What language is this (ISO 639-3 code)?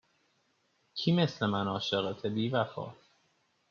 fas